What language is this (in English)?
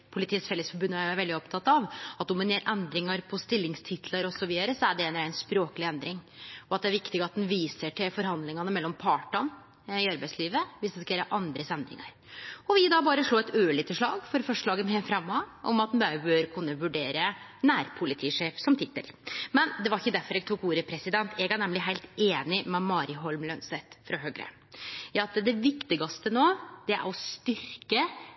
Norwegian Nynorsk